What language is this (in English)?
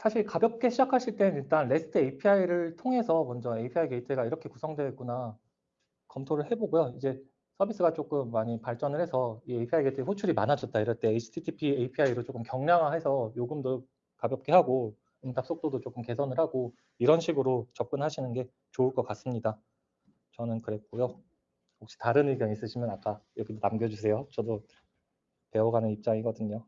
Korean